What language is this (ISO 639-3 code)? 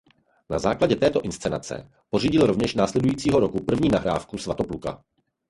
ces